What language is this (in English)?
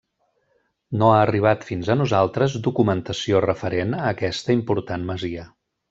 Catalan